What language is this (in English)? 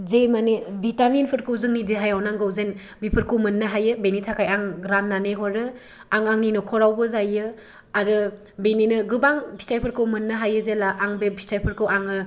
Bodo